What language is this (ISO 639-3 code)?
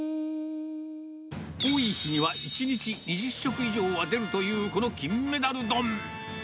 jpn